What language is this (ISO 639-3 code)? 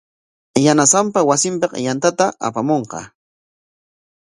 qwa